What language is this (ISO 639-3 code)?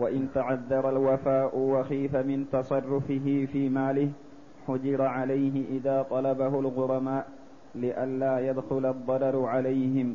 ara